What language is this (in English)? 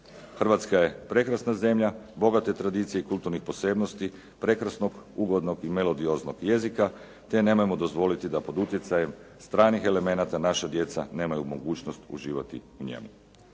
Croatian